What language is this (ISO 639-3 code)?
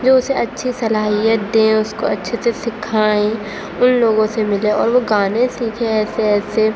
urd